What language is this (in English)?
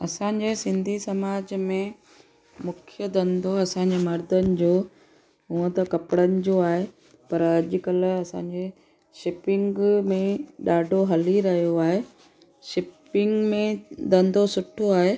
Sindhi